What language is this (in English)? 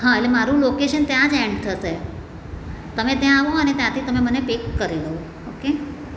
Gujarati